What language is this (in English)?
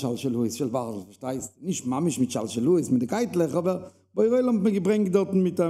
German